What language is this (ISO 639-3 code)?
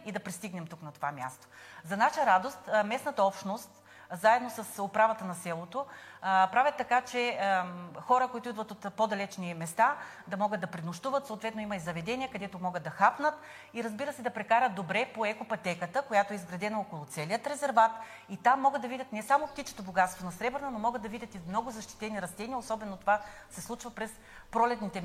bul